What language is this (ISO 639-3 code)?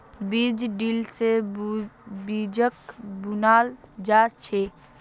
mag